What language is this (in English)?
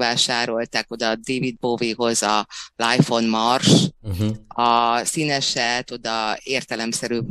Hungarian